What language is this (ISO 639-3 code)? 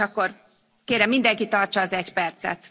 hun